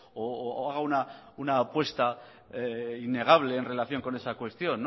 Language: Spanish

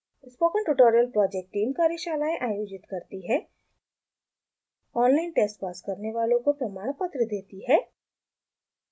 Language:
Hindi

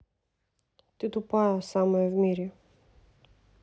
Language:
Russian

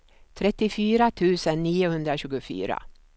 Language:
Swedish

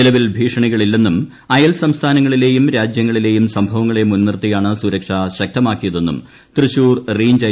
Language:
Malayalam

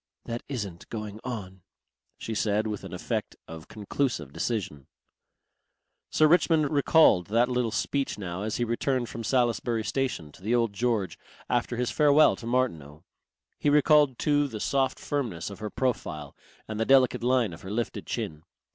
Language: English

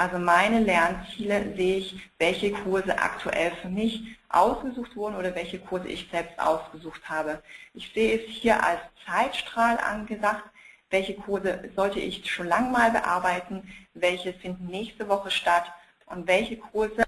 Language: German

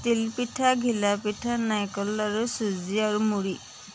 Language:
Assamese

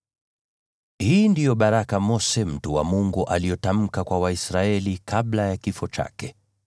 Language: Swahili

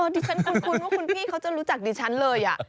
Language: Thai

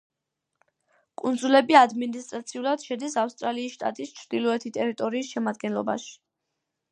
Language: Georgian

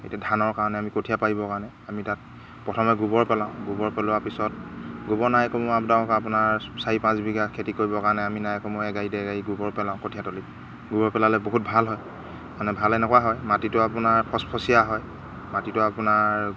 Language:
Assamese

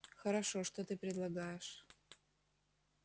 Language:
Russian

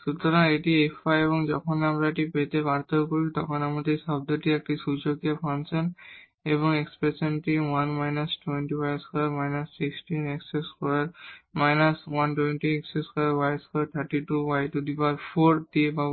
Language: Bangla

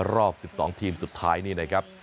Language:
Thai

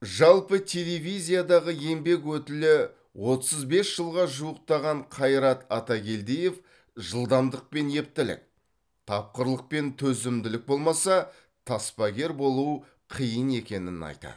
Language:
Kazakh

